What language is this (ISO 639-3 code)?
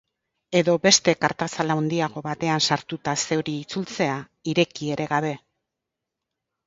eus